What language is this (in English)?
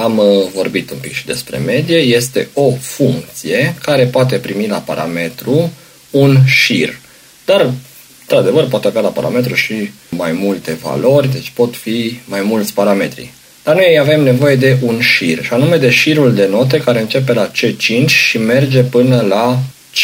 Romanian